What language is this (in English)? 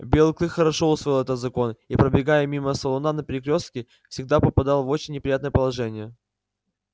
Russian